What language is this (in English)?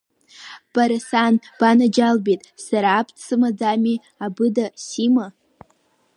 Abkhazian